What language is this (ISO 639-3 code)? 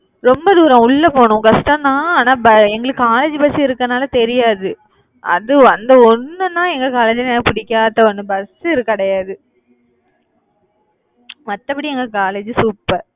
tam